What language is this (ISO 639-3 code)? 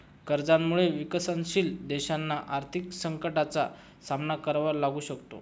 mar